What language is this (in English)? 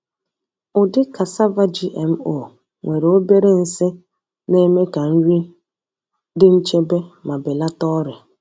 Igbo